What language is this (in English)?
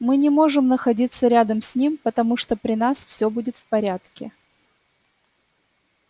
Russian